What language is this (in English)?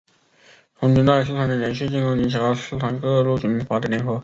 Chinese